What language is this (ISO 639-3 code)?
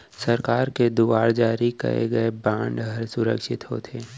hne